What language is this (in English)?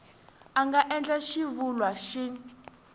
Tsonga